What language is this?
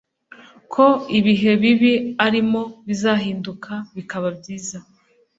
Kinyarwanda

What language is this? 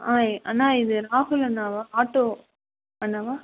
Tamil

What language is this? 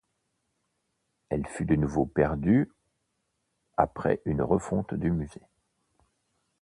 French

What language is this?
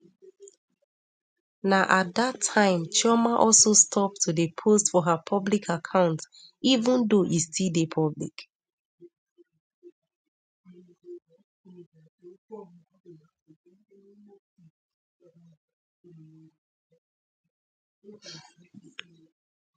Nigerian Pidgin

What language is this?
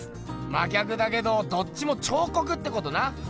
Japanese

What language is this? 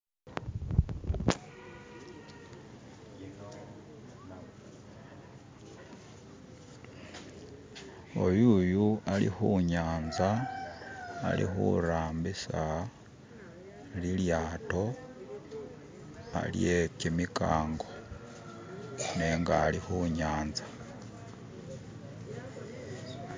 Masaaba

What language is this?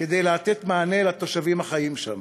Hebrew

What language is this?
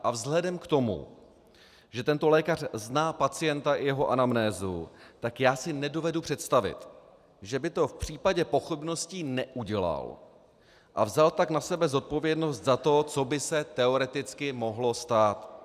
Czech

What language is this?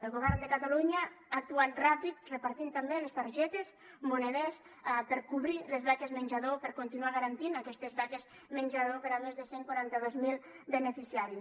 Catalan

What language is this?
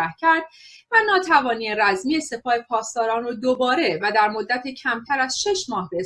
Persian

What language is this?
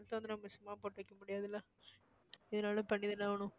Tamil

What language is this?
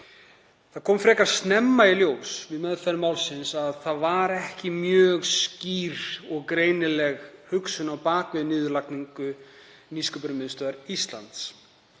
Icelandic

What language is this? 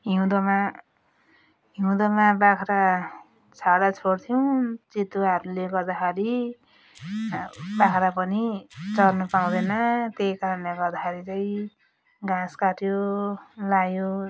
Nepali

